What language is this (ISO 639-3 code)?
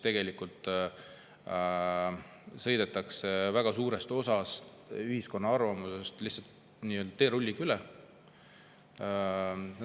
est